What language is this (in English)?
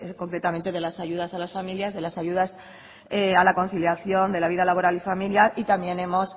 Spanish